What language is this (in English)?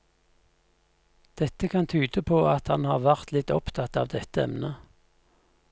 Norwegian